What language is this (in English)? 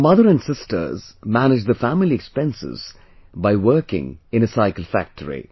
English